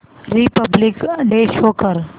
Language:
Marathi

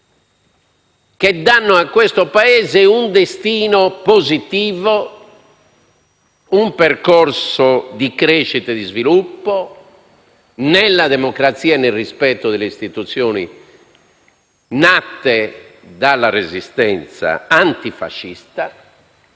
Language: Italian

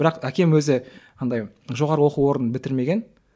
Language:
Kazakh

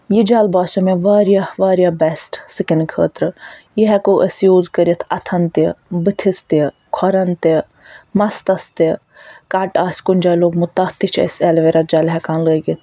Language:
Kashmiri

